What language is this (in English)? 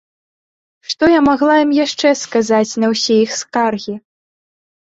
Belarusian